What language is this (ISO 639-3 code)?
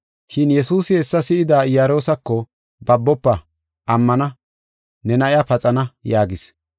gof